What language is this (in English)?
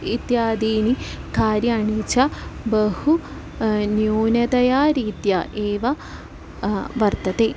Sanskrit